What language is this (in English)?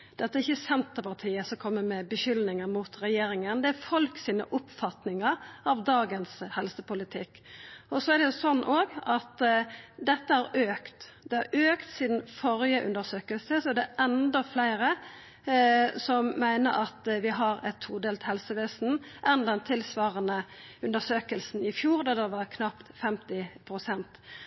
Norwegian Nynorsk